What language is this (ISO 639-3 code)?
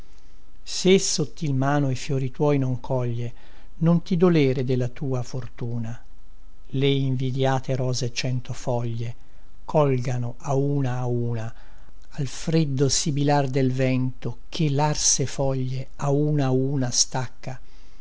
ita